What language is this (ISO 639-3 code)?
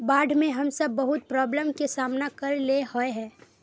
mag